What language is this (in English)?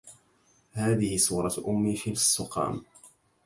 Arabic